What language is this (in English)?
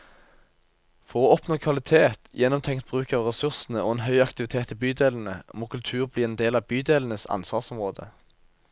Norwegian